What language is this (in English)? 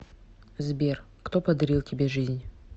Russian